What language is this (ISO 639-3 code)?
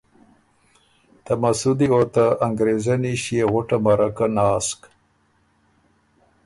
oru